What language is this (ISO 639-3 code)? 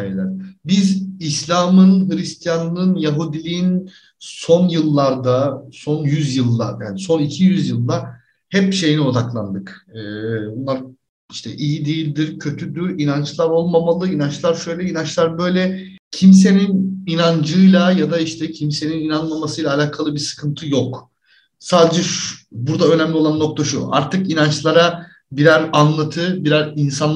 tur